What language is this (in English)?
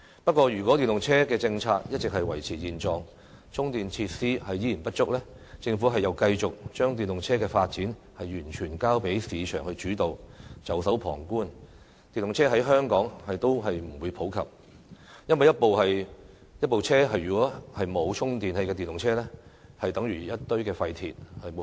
Cantonese